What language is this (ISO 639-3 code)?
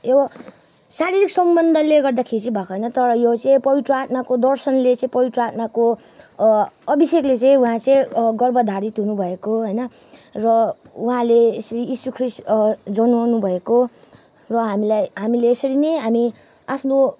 nep